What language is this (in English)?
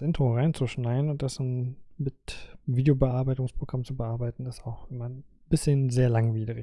German